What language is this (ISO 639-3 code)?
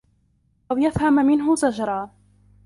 ara